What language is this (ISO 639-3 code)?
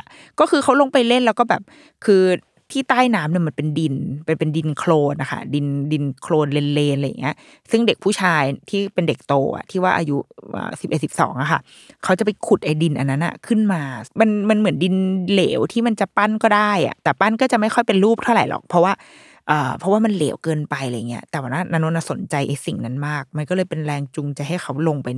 tha